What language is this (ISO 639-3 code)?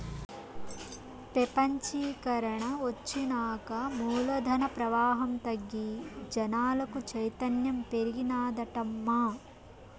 tel